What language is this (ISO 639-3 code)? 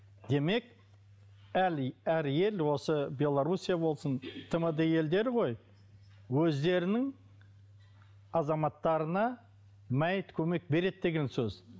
kaz